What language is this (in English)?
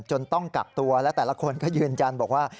Thai